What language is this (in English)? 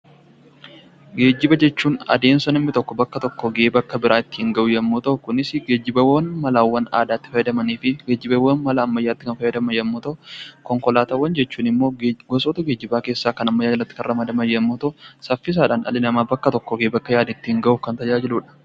Oromo